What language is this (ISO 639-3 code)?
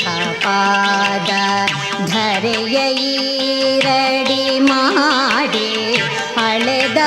kan